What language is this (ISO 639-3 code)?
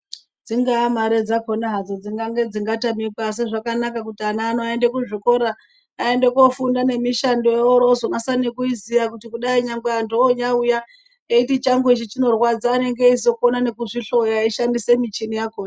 ndc